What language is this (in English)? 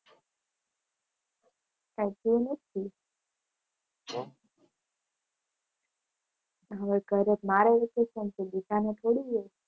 Gujarati